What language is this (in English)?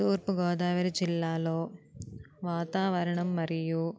Telugu